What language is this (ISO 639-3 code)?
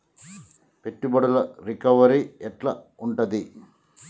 tel